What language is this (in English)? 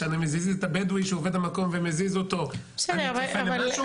Hebrew